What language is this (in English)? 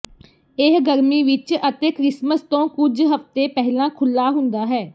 Punjabi